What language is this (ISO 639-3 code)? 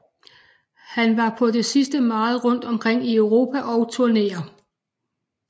dan